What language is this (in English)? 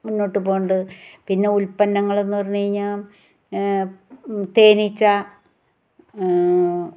Malayalam